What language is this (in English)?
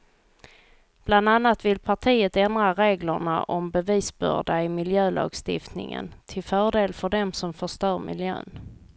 Swedish